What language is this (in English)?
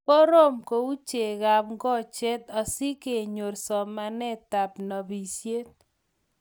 Kalenjin